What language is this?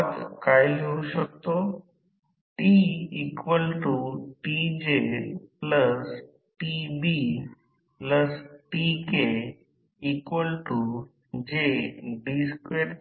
Marathi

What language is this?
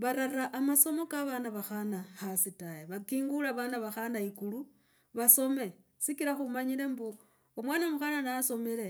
Logooli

